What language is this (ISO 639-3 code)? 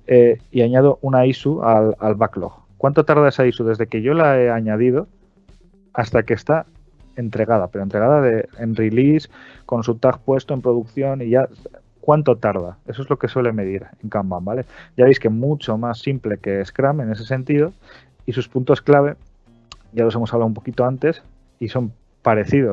spa